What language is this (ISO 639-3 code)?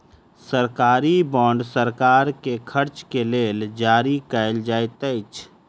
mai